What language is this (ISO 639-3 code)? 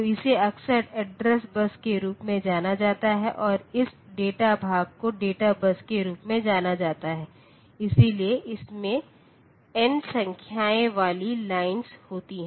hin